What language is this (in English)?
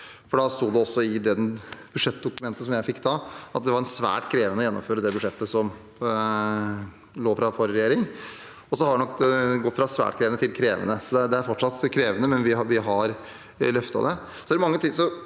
Norwegian